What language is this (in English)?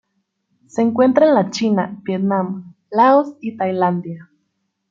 Spanish